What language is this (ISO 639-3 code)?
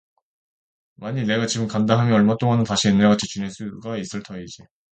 kor